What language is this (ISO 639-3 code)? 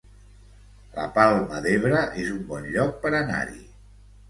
cat